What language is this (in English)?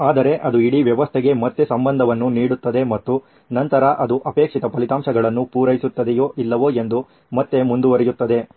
Kannada